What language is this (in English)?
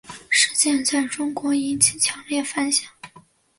Chinese